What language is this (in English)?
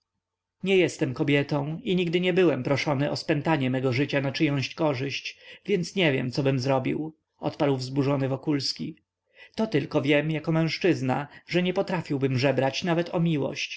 Polish